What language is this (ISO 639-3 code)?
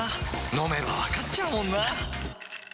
jpn